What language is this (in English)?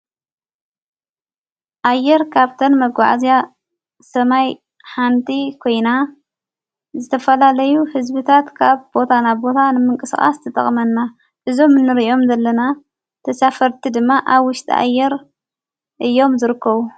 Tigrinya